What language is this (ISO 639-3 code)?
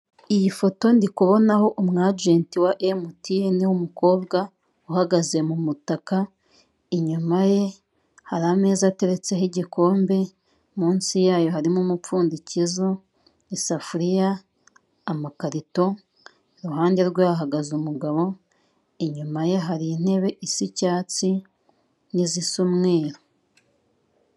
kin